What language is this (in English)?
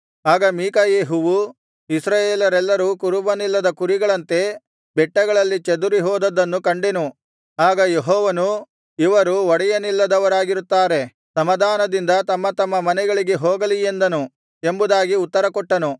Kannada